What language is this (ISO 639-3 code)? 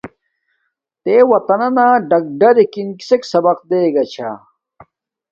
dmk